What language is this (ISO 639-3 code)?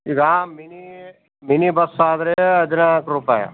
kan